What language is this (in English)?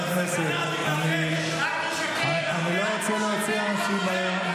Hebrew